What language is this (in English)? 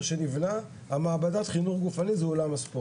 Hebrew